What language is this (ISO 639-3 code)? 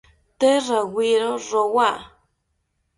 cpy